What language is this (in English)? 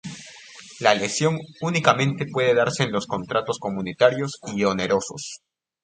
Spanish